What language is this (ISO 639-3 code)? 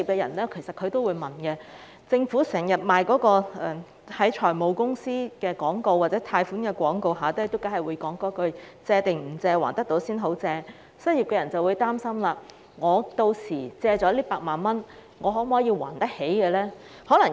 yue